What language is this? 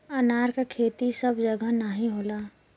Bhojpuri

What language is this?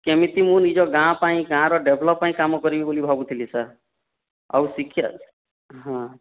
Odia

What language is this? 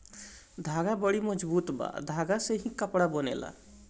Bhojpuri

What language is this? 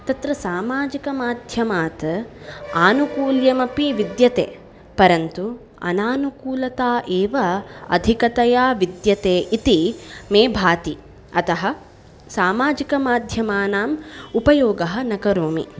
Sanskrit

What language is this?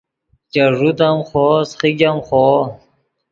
Yidgha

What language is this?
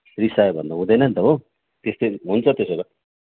Nepali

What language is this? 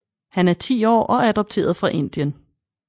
Danish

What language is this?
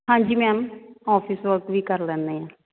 Punjabi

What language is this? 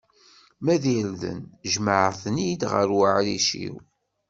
Kabyle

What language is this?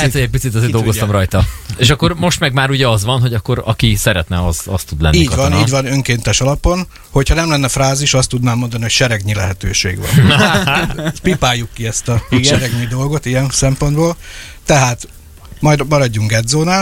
Hungarian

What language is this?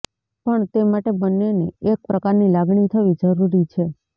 Gujarati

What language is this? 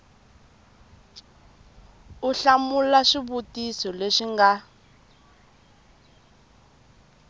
Tsonga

